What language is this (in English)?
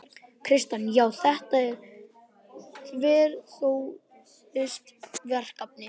Icelandic